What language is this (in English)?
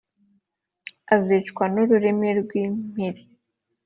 Kinyarwanda